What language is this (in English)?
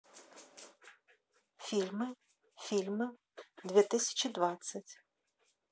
Russian